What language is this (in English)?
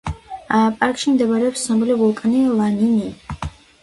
Georgian